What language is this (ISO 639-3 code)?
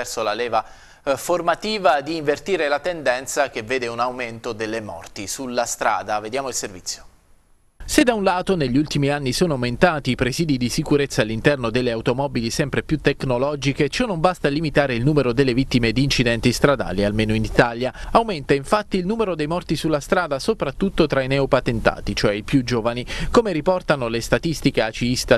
ita